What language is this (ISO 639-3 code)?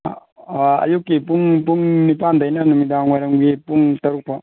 mni